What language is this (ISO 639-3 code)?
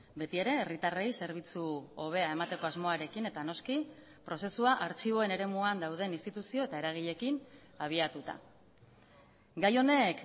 eus